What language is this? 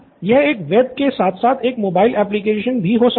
Hindi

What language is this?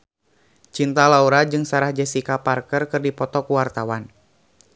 Sundanese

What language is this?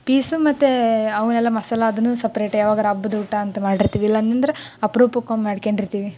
Kannada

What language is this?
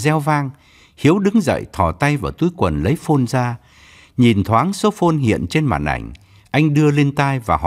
Vietnamese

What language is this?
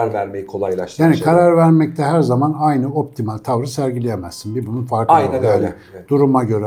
Turkish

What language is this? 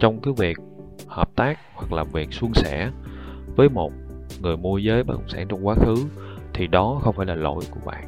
Vietnamese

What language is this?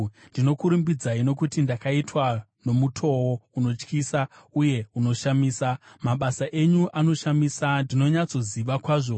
Shona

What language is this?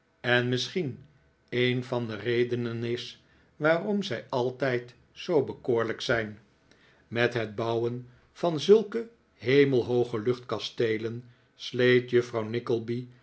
Dutch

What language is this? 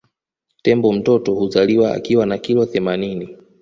Swahili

